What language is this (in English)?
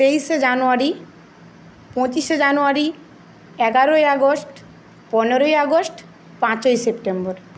Bangla